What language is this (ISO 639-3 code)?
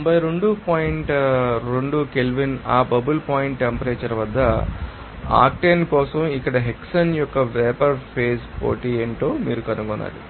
tel